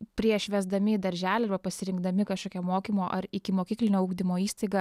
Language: Lithuanian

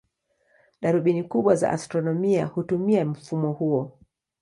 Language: Swahili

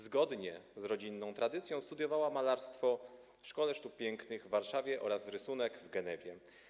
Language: Polish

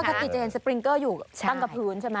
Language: Thai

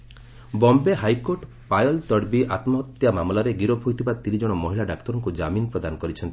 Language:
Odia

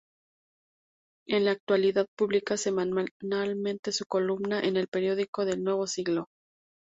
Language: Spanish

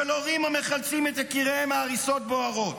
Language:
Hebrew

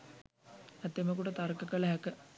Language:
Sinhala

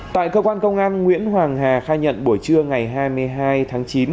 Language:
Vietnamese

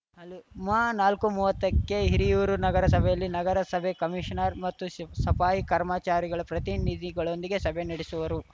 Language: Kannada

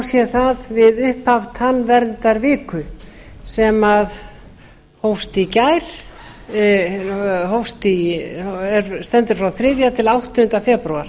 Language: Icelandic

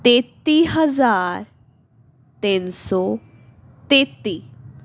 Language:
Punjabi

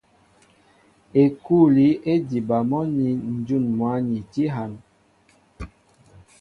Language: Mbo (Cameroon)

